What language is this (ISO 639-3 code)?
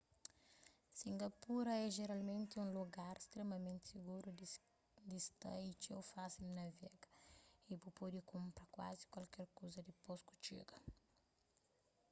kea